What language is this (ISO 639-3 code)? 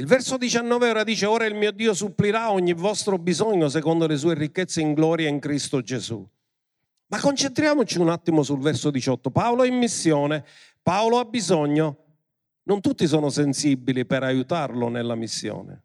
ita